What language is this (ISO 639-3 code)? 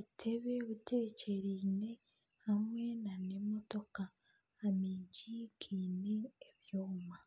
nyn